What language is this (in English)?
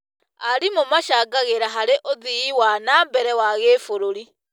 Kikuyu